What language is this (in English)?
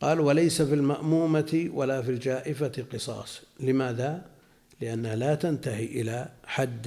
Arabic